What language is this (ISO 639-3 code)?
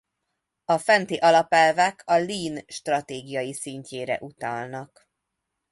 hun